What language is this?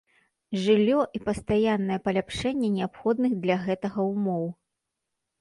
Belarusian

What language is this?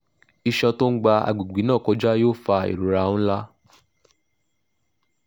Yoruba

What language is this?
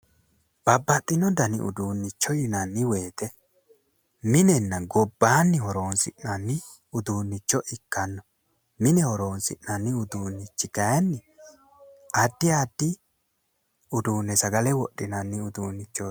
Sidamo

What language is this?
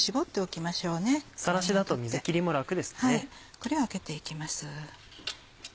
Japanese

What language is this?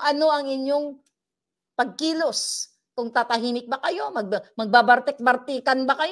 Filipino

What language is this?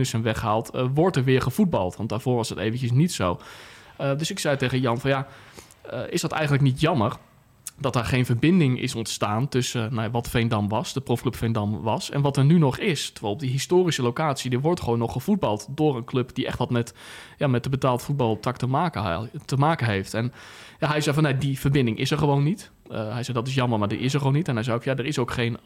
Dutch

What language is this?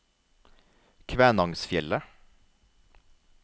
Norwegian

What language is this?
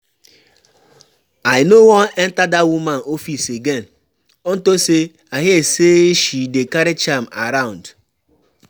Nigerian Pidgin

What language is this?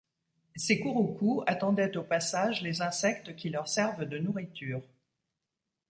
French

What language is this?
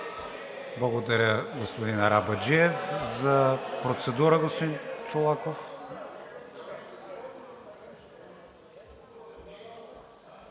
Bulgarian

